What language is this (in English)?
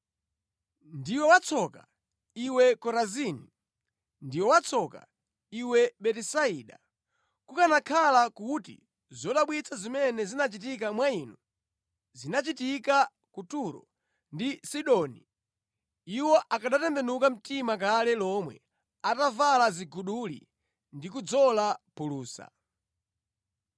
Nyanja